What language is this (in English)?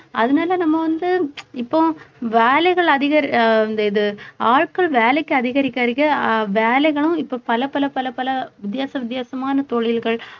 Tamil